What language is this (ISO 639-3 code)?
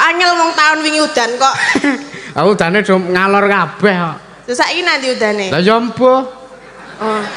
ind